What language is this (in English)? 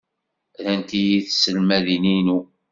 Kabyle